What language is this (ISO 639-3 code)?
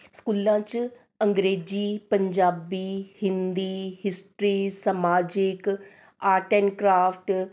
pan